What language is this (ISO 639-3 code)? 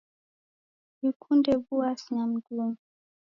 dav